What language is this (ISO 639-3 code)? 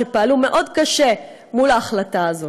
heb